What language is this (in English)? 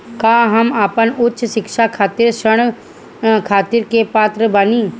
Bhojpuri